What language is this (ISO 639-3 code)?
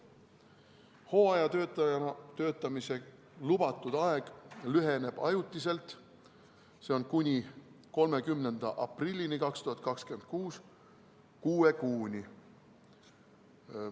est